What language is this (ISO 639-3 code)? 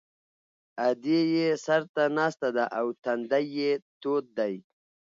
pus